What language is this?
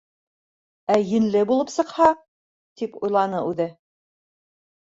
Bashkir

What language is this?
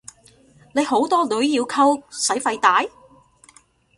Cantonese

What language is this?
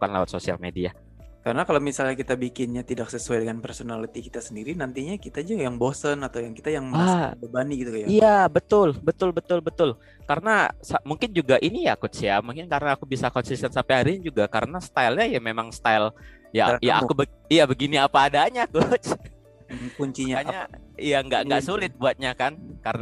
Indonesian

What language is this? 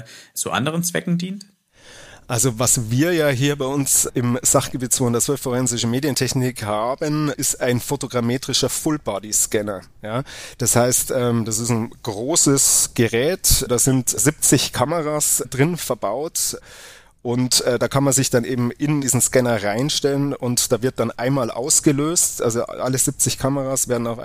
German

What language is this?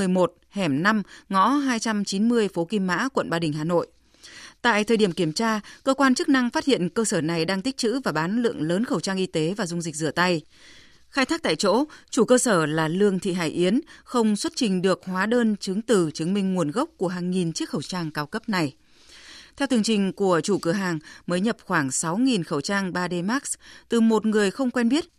Vietnamese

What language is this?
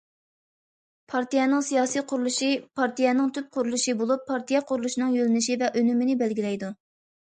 Uyghur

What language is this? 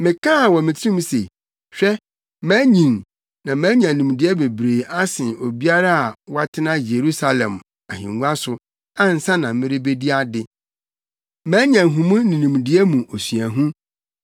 Akan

